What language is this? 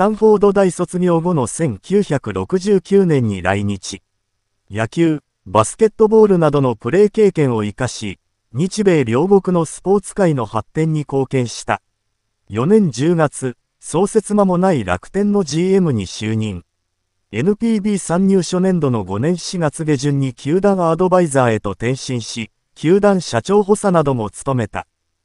Japanese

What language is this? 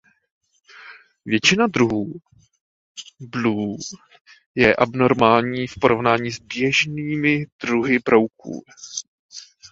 Czech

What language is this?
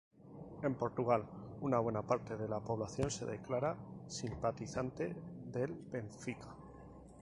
Spanish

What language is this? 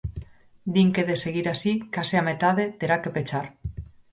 Galician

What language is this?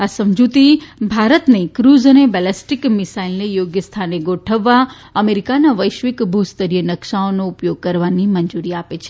Gujarati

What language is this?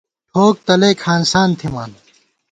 Gawar-Bati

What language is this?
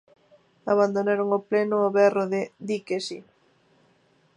Galician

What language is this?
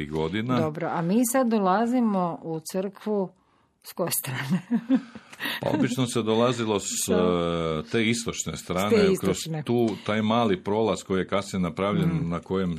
Croatian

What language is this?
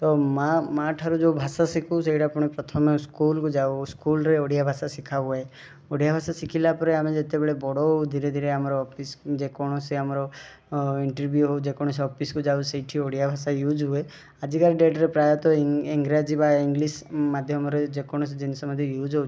Odia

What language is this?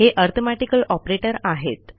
Marathi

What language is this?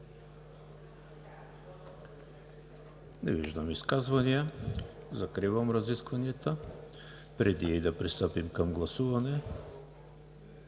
Bulgarian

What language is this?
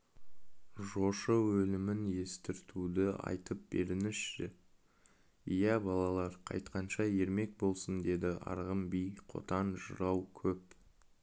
Kazakh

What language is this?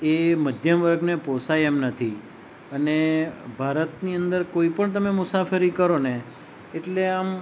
Gujarati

